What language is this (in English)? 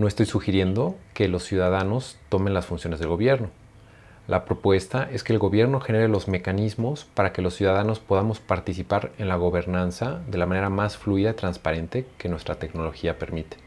Spanish